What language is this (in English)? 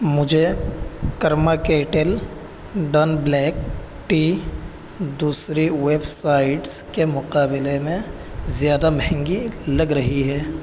Urdu